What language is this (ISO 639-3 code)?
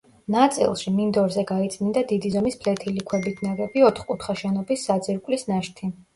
kat